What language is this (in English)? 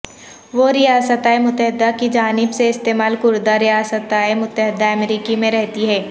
Urdu